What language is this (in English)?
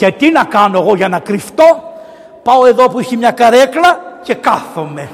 Greek